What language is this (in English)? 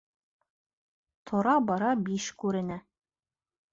Bashkir